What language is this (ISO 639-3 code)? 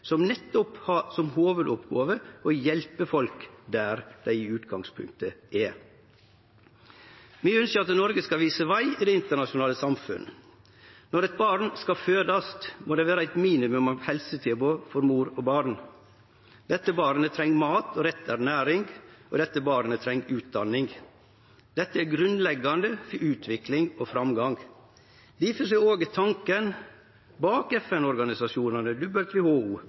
nno